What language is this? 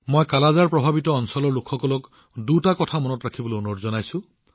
Assamese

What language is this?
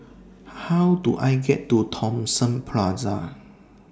English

